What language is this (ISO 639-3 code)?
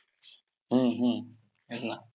mar